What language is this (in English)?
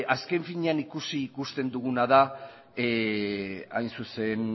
Basque